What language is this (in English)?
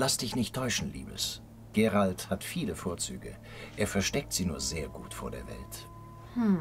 German